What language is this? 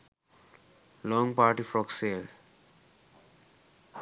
Sinhala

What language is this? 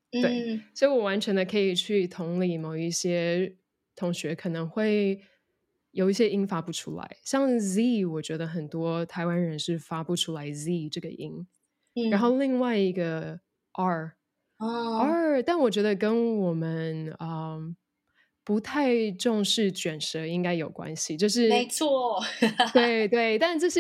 Chinese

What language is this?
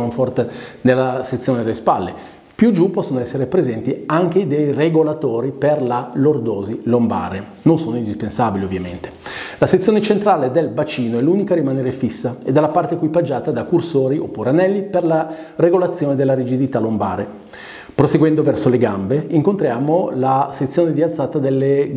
Italian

